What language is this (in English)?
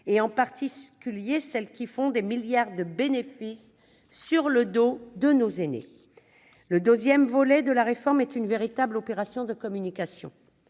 French